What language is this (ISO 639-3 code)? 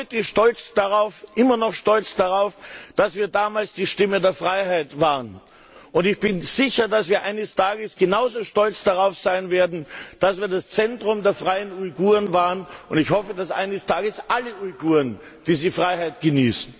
deu